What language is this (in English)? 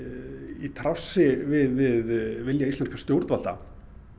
Icelandic